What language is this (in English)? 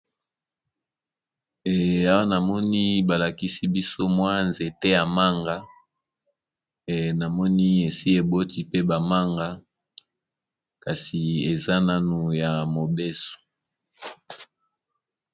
Lingala